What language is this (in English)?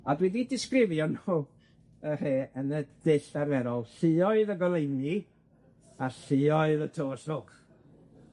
Welsh